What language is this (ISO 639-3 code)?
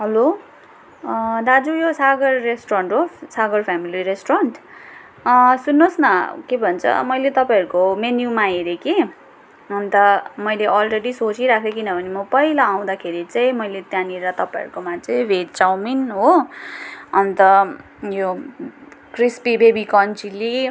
nep